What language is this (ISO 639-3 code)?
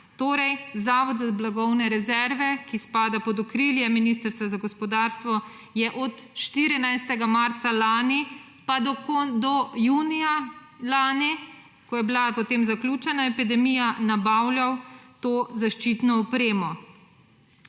slv